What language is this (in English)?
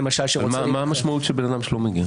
Hebrew